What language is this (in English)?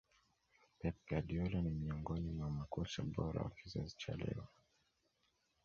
Swahili